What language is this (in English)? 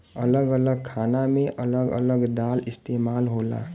Bhojpuri